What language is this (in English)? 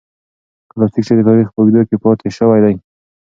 Pashto